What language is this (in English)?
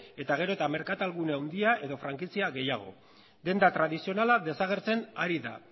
Basque